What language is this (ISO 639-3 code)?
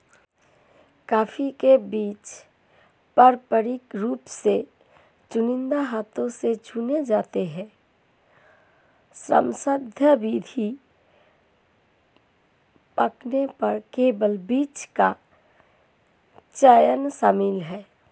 hin